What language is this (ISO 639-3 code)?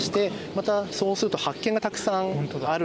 jpn